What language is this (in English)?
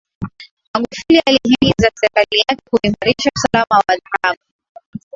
Swahili